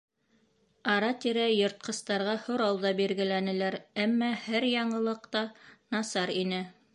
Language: Bashkir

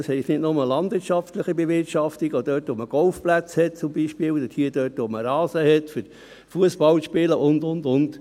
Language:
Swiss German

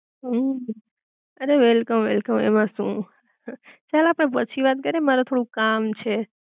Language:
Gujarati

